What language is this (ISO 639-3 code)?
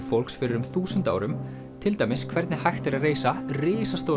isl